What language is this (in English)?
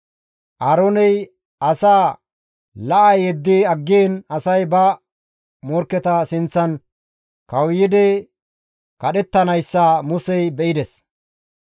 Gamo